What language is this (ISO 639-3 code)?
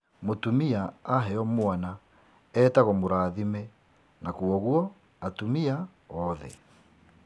kik